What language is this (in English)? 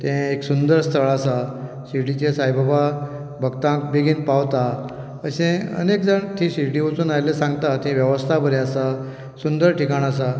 Konkani